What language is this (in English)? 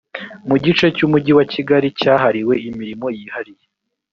Kinyarwanda